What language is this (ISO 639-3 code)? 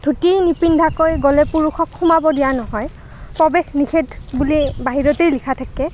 asm